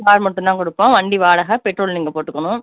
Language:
Tamil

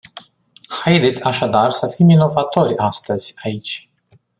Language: Romanian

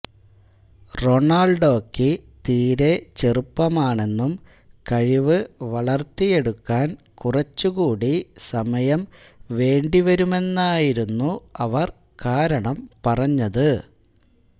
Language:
Malayalam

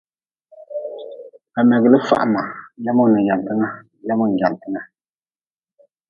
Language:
Nawdm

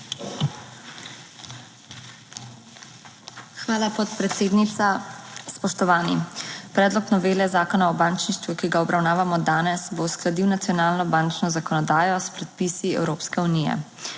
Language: Slovenian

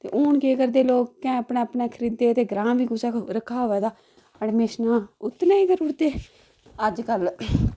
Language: Dogri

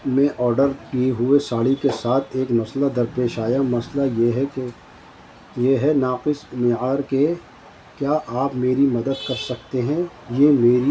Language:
Urdu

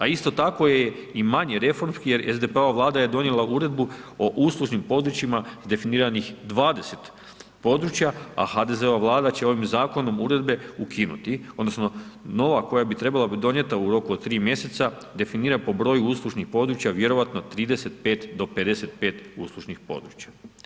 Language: Croatian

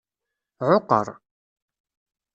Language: Kabyle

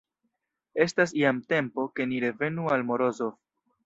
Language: Esperanto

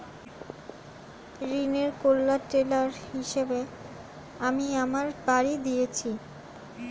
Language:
Bangla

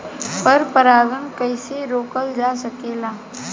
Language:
Bhojpuri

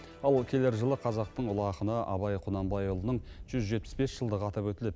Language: Kazakh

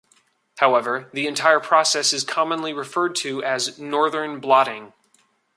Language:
English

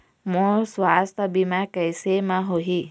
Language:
Chhattisgarhi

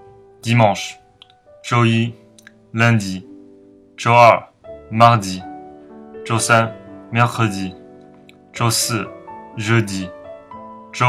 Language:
Chinese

